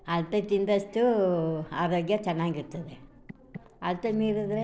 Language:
Kannada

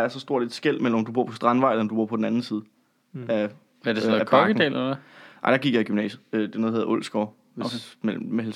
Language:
Danish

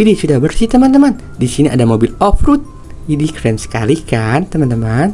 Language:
Indonesian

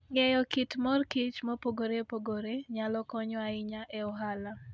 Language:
Luo (Kenya and Tanzania)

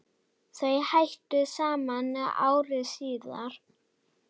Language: Icelandic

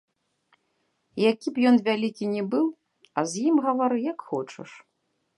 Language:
Belarusian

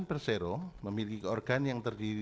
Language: Indonesian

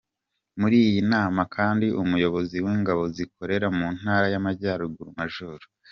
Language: Kinyarwanda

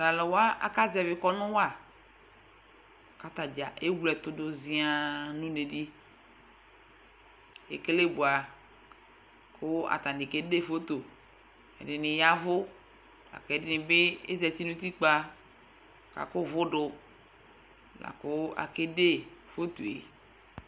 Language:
Ikposo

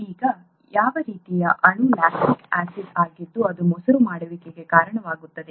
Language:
Kannada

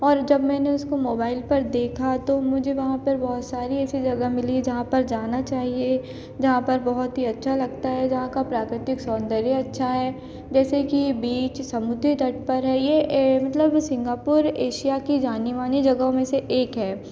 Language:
Hindi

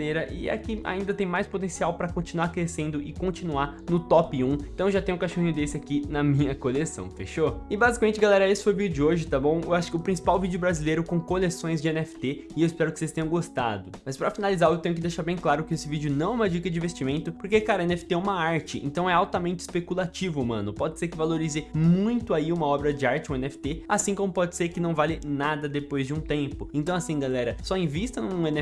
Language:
Portuguese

